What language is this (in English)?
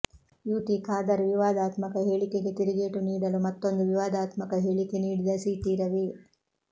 Kannada